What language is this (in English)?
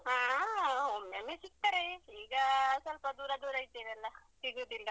Kannada